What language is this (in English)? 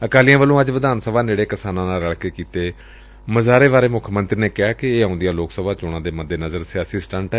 Punjabi